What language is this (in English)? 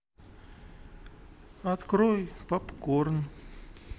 Russian